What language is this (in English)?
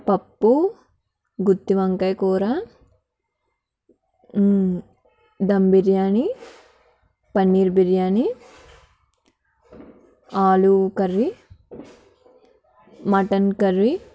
Telugu